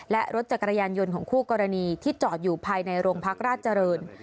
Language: Thai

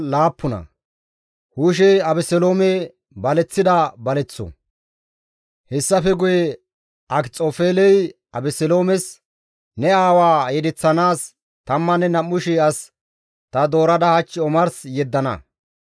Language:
Gamo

